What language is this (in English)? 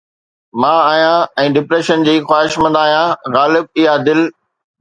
Sindhi